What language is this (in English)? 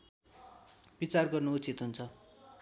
Nepali